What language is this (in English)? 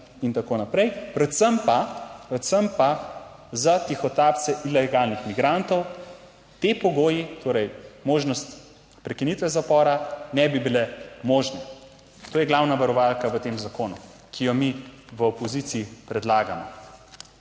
Slovenian